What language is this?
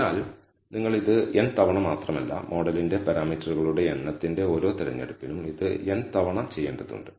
Malayalam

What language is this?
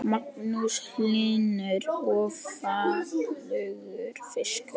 Icelandic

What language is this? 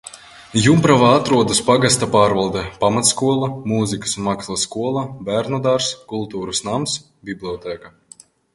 Latvian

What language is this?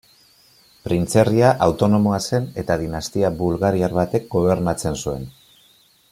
Basque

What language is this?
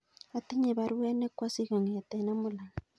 Kalenjin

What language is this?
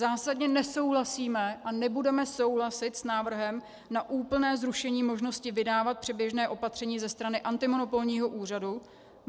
Czech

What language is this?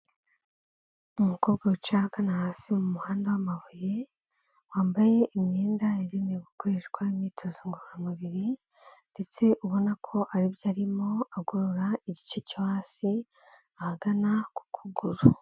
Kinyarwanda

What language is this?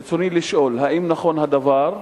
Hebrew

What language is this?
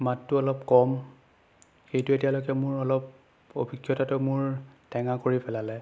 Assamese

